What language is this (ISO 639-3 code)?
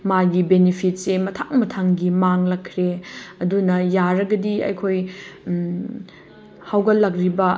mni